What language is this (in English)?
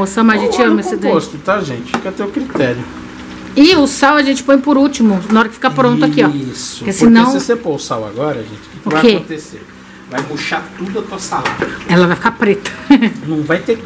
Portuguese